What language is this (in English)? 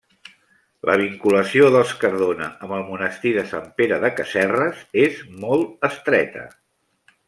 Catalan